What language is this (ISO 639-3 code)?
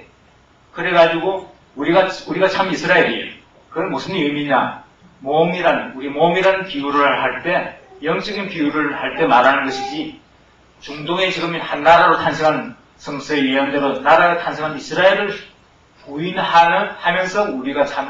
kor